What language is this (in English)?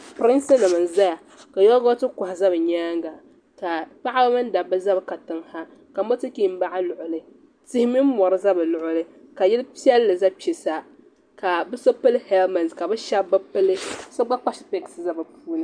Dagbani